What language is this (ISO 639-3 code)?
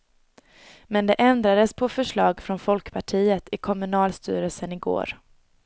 swe